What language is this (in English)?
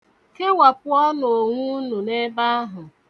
Igbo